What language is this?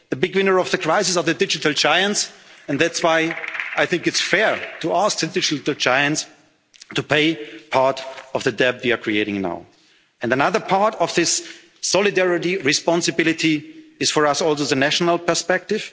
English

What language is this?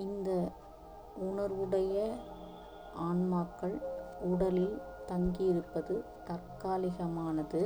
Tamil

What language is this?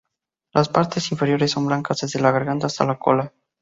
Spanish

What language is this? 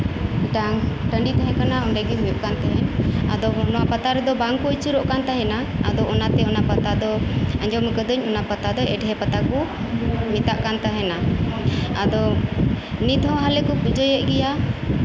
Santali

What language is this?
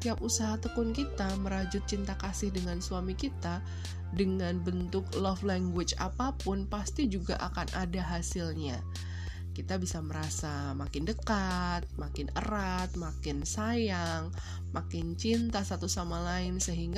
Indonesian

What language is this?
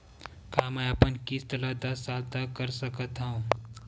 Chhattisgarhi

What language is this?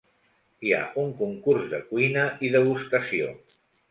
Catalan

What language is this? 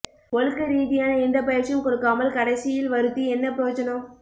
Tamil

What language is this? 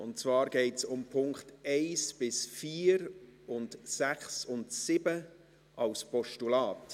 Swiss German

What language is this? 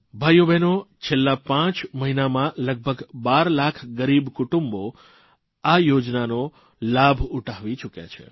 Gujarati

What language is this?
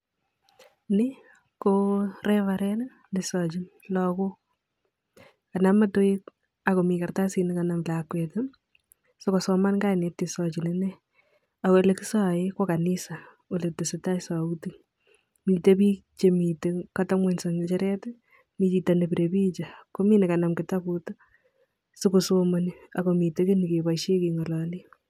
Kalenjin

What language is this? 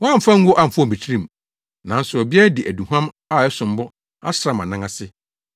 Akan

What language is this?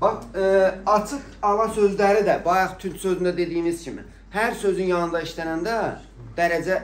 Turkish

